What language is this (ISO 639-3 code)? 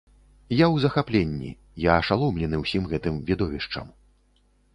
bel